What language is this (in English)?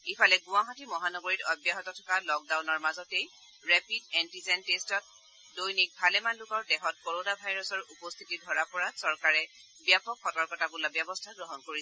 Assamese